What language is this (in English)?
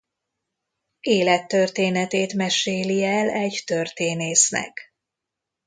Hungarian